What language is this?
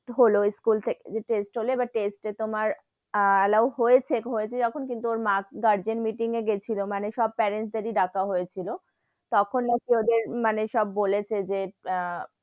Bangla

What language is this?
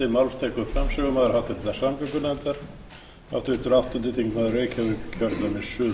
Icelandic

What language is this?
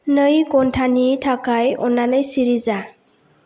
Bodo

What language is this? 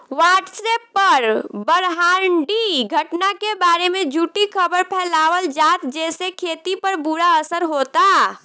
Bhojpuri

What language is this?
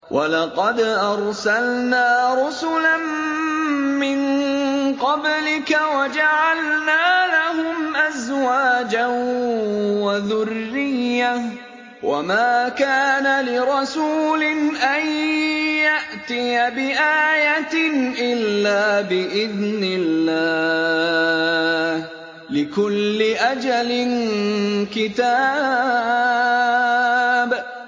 Arabic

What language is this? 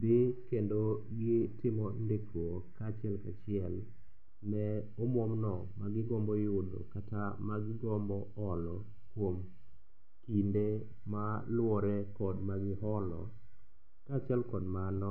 Luo (Kenya and Tanzania)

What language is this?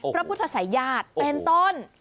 Thai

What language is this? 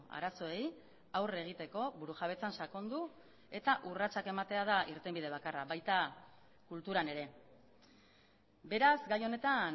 Basque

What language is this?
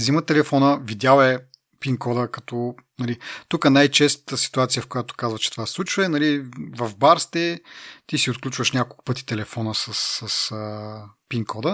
Bulgarian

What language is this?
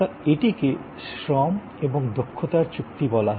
Bangla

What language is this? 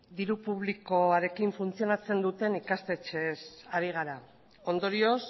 Basque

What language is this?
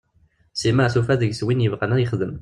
Kabyle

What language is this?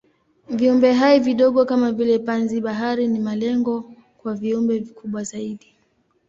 Swahili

